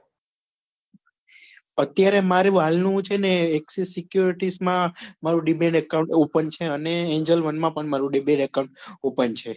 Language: Gujarati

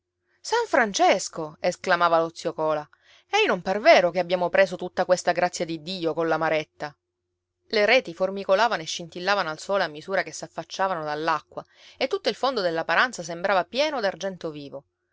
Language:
Italian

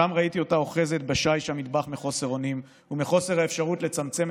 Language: Hebrew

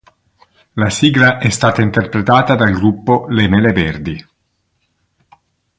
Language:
Italian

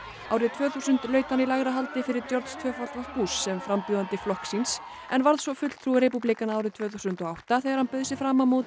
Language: Icelandic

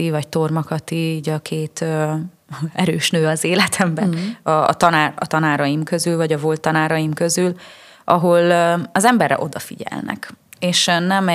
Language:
Hungarian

